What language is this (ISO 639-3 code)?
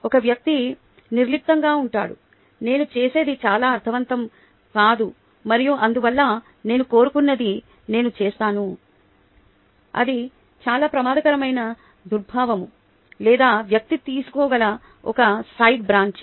tel